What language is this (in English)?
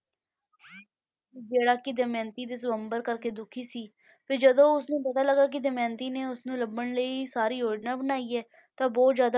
Punjabi